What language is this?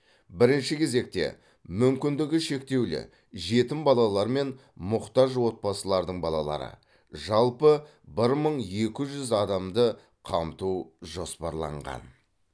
Kazakh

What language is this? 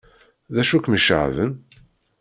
Kabyle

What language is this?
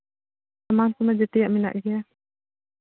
Santali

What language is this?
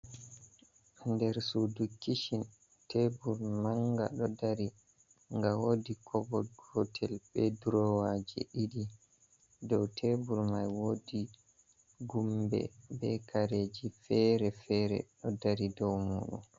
Fula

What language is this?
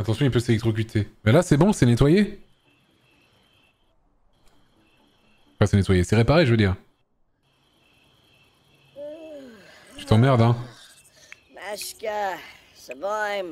French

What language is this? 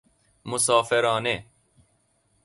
Persian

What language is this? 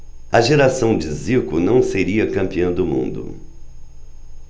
Portuguese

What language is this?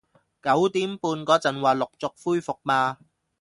Cantonese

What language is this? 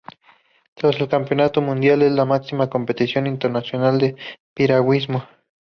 Spanish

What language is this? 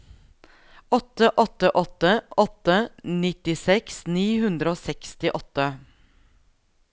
Norwegian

